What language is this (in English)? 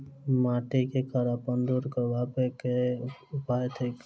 Maithili